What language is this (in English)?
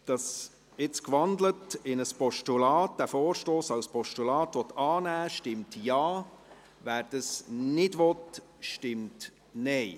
Swiss German